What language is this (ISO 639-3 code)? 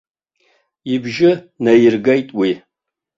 abk